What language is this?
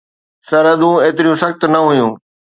Sindhi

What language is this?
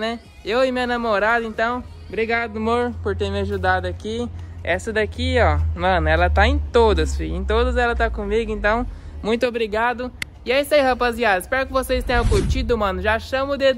Portuguese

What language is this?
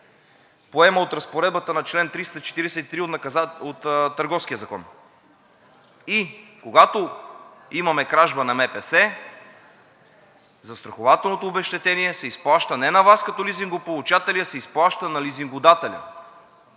Bulgarian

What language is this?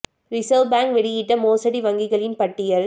Tamil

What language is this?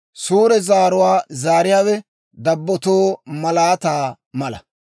Dawro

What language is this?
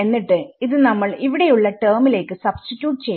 Malayalam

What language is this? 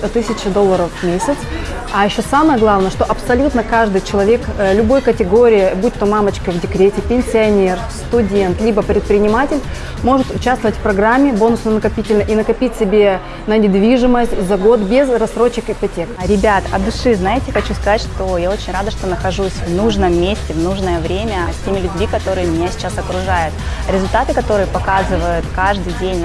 Russian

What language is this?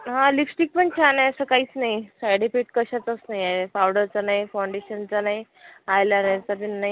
Marathi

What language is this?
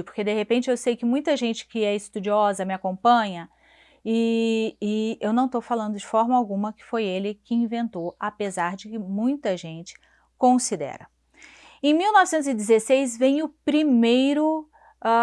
Portuguese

